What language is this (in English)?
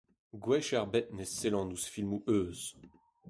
Breton